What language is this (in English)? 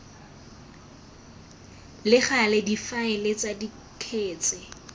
Tswana